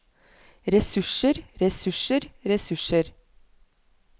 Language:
Norwegian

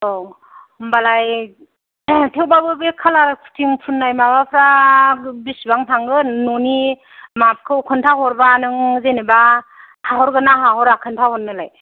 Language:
Bodo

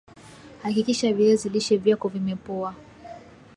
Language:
Swahili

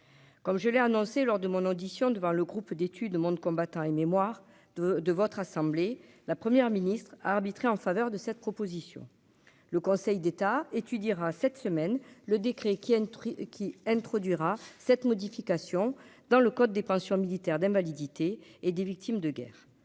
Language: French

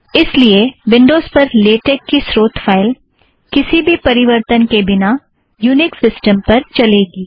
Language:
Hindi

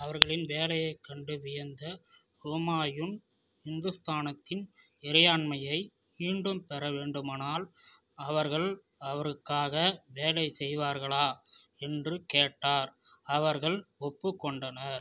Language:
Tamil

